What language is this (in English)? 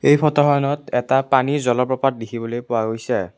Assamese